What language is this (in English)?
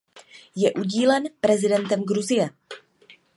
Czech